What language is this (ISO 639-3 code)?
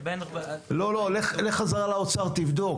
heb